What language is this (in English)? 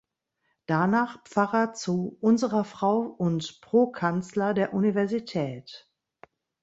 German